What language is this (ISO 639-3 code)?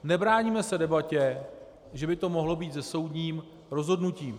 ces